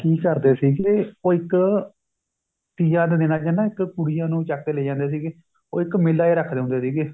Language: Punjabi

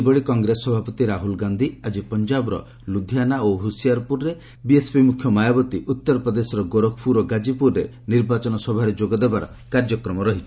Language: Odia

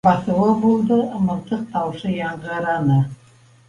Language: Bashkir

